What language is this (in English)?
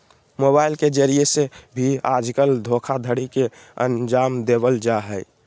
Magahi